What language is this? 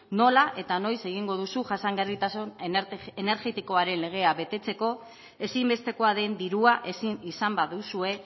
Basque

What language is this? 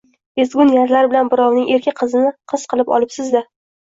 Uzbek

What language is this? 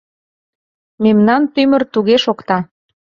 Mari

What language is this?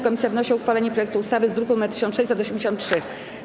Polish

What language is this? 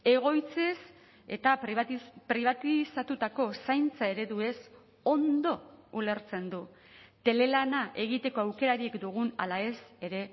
Basque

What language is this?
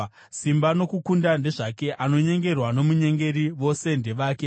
Shona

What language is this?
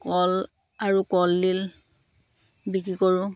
Assamese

